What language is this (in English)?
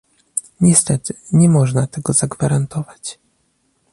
Polish